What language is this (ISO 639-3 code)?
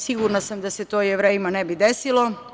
srp